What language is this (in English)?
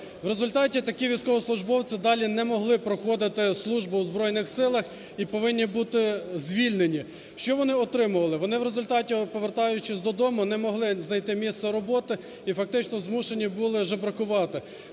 Ukrainian